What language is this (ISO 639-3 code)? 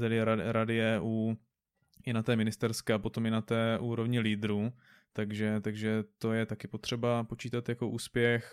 ces